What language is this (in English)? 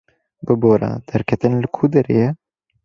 Kurdish